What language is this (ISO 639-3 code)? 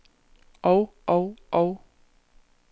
dan